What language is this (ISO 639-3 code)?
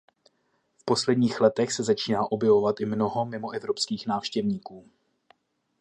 ces